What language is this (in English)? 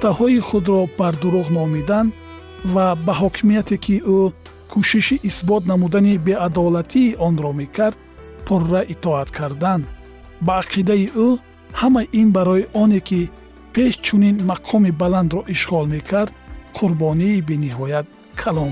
Persian